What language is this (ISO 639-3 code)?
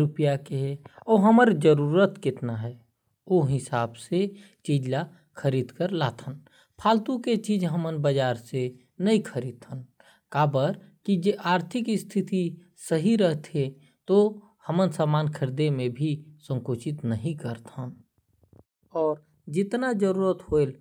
kfp